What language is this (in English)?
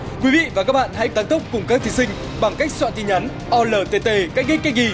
Vietnamese